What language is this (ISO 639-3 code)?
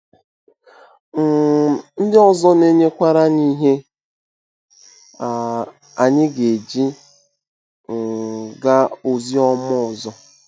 ibo